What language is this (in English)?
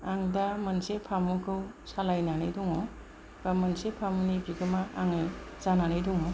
Bodo